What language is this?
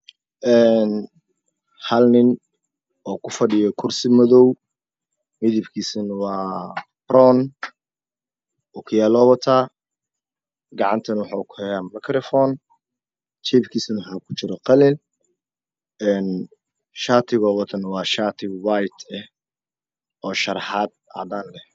Somali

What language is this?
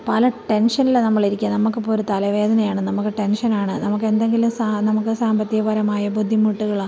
Malayalam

